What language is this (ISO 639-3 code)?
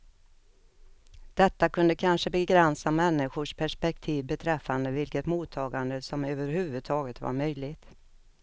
swe